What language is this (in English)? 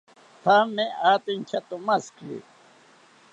South Ucayali Ashéninka